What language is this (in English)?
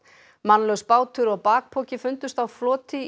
Icelandic